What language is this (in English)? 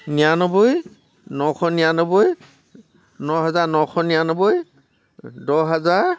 Assamese